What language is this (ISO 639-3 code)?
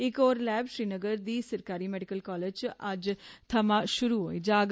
doi